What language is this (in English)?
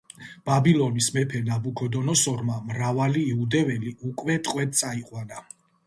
Georgian